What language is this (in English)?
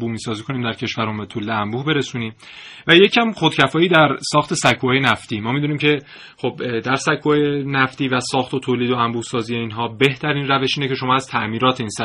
Persian